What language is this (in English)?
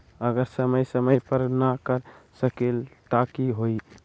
Magahi